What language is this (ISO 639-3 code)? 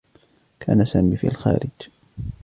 ara